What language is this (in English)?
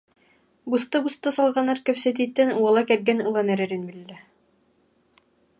Yakut